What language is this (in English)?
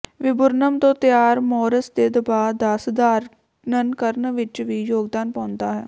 Punjabi